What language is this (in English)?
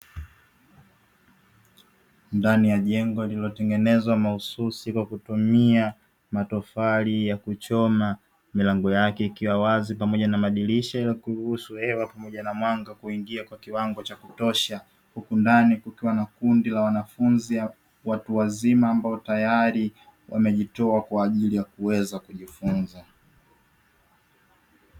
Swahili